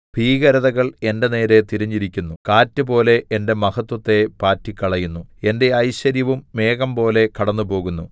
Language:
Malayalam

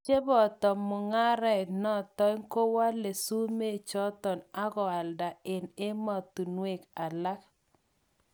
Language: Kalenjin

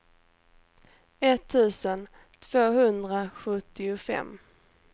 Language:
Swedish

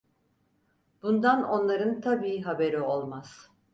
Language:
Turkish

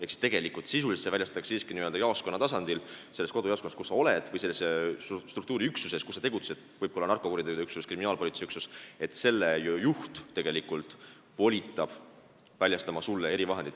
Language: Estonian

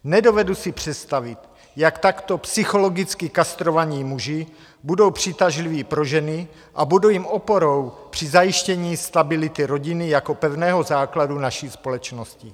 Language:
Czech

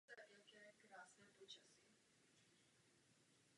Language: Czech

